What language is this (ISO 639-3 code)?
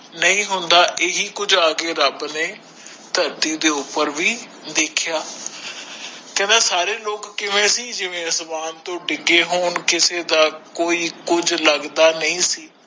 pan